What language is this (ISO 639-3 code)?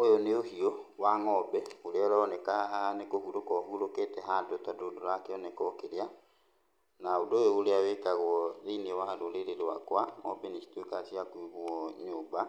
kik